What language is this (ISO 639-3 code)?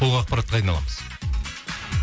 kaz